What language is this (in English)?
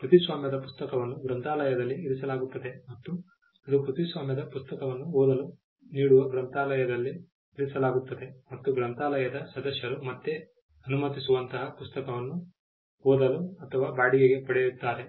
Kannada